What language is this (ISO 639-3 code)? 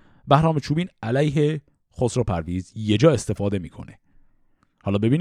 fas